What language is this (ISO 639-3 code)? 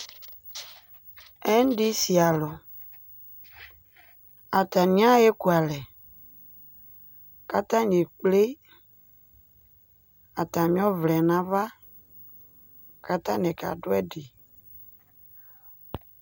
kpo